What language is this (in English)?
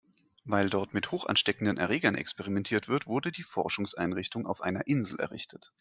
German